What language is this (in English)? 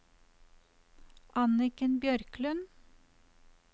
Norwegian